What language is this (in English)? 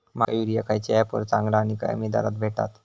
Marathi